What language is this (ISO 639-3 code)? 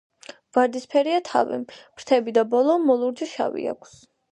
kat